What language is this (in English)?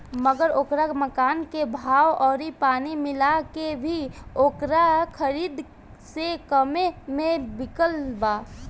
Bhojpuri